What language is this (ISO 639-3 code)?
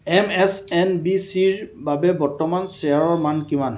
asm